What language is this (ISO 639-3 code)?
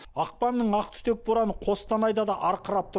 kaz